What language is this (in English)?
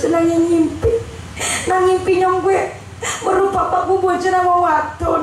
Indonesian